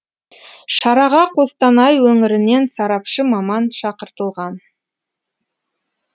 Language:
Kazakh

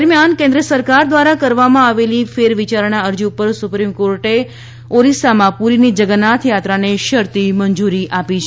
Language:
Gujarati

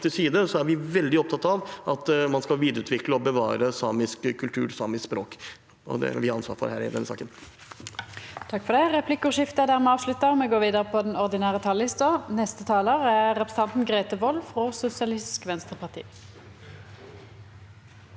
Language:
Norwegian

